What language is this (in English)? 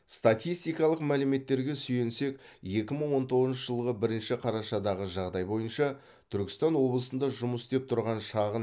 Kazakh